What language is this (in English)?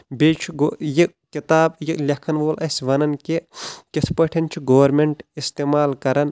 Kashmiri